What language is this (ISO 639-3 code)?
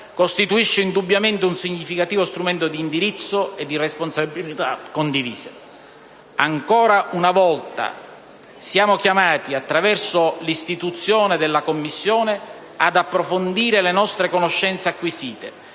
ita